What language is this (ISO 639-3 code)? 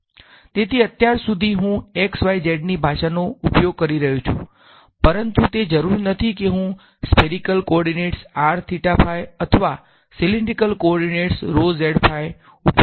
guj